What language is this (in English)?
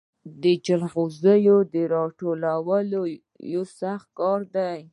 Pashto